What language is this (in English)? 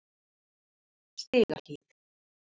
Icelandic